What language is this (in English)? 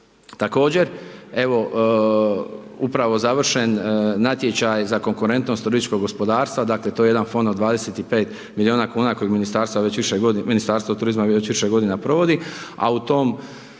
Croatian